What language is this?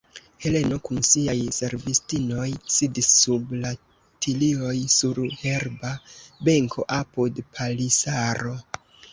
Esperanto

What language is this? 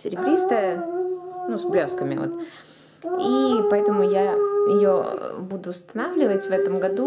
Russian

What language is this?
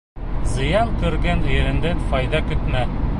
Bashkir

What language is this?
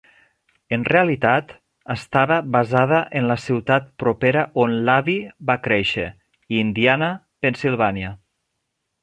Catalan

